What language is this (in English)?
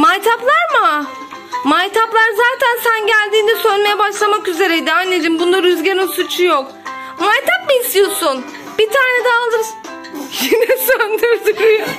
Turkish